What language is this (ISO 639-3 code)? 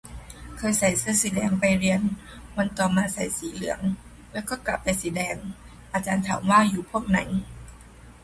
tha